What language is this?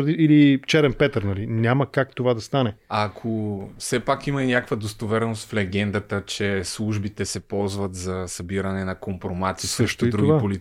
Bulgarian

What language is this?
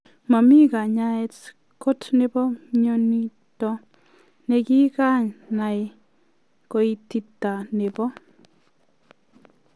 Kalenjin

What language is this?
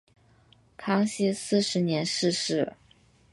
Chinese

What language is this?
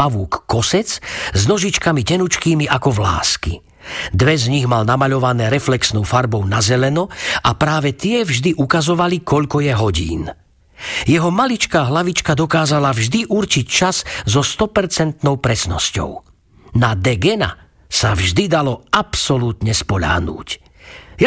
Slovak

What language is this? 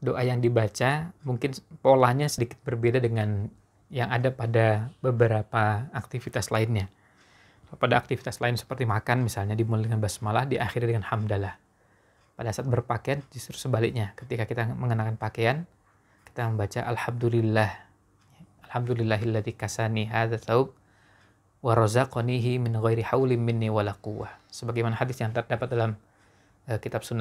Indonesian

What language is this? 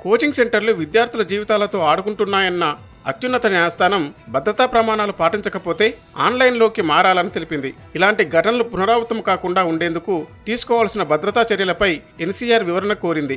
Telugu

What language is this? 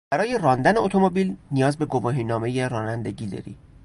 Persian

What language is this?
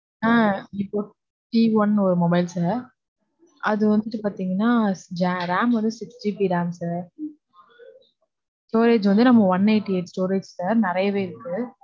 Tamil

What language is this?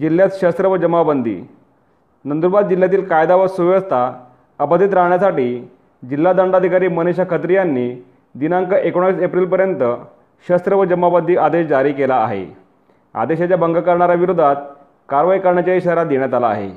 Marathi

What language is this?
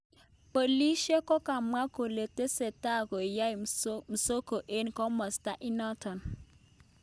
Kalenjin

